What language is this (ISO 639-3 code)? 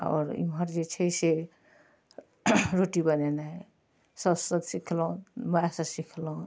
mai